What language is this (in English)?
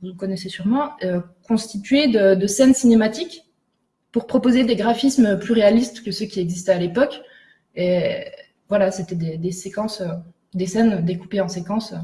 French